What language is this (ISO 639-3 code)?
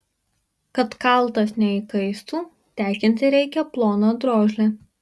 lit